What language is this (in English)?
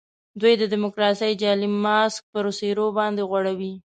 Pashto